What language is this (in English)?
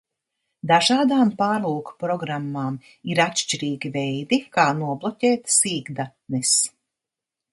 Latvian